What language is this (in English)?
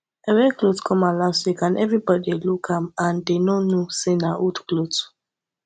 Nigerian Pidgin